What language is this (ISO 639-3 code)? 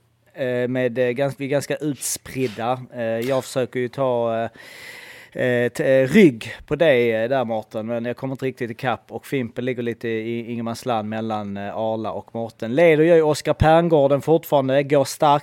swe